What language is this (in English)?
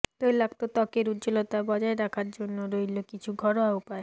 Bangla